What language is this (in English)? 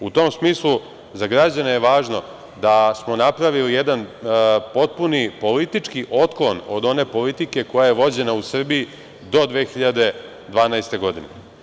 Serbian